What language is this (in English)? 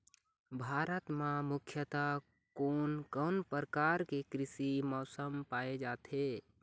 Chhattisgarhi